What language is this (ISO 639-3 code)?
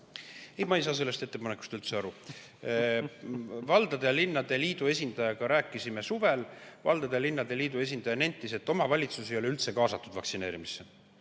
est